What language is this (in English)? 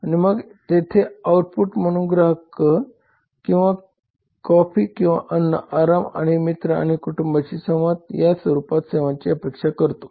Marathi